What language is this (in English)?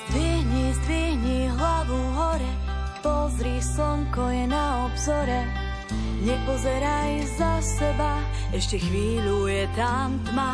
Slovak